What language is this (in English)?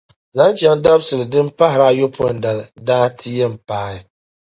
Dagbani